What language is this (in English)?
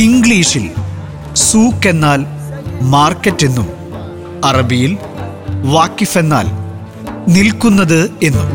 Malayalam